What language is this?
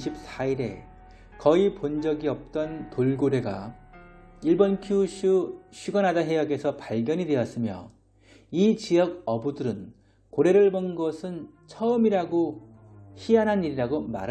Korean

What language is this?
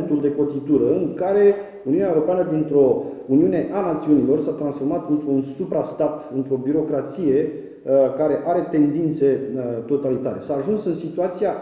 Romanian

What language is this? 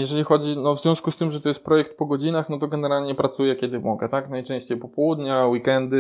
Polish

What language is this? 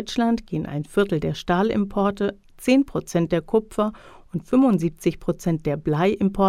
German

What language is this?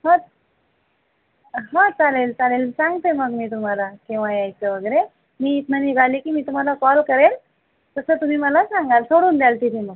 Marathi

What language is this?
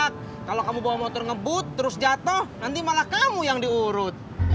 Indonesian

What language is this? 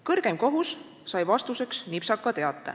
Estonian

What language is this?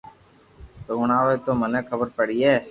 Loarki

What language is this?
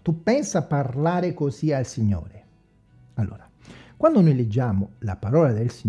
Italian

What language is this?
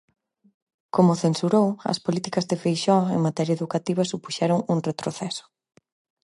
Galician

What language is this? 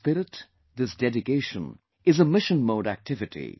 English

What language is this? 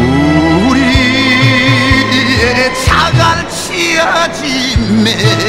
Korean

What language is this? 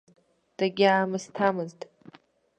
Abkhazian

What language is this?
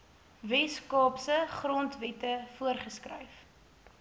Afrikaans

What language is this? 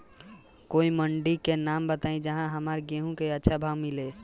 Bhojpuri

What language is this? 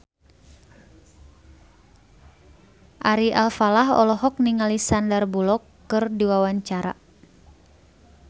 Sundanese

